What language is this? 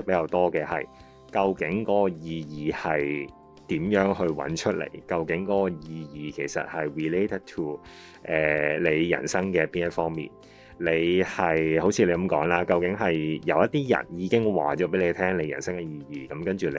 Chinese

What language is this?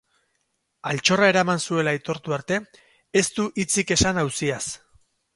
Basque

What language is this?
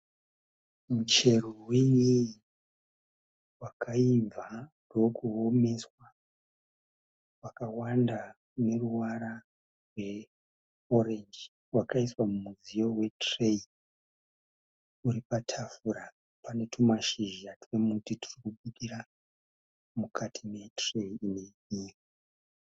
Shona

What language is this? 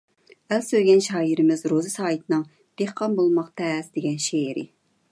Uyghur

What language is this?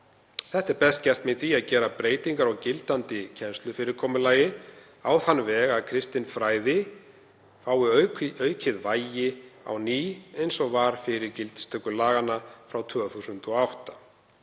Icelandic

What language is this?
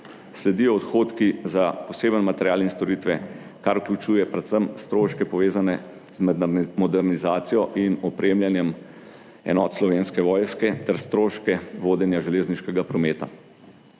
Slovenian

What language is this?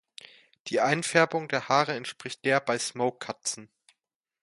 German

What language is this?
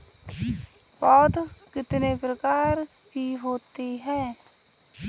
Hindi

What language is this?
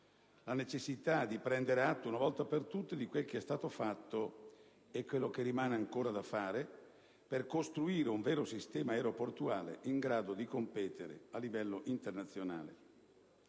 Italian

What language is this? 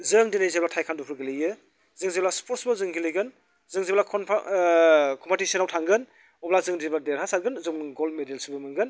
Bodo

